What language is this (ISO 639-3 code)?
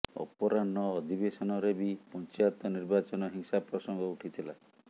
ori